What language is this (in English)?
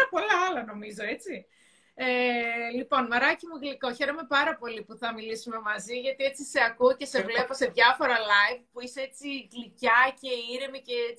Greek